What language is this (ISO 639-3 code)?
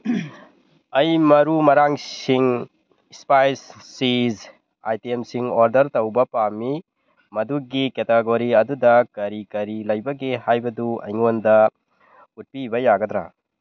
mni